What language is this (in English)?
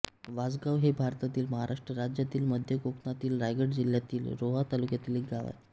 Marathi